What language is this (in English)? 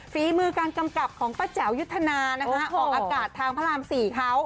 Thai